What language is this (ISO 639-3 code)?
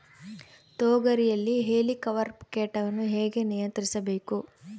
kan